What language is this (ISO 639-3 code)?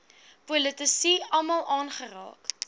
afr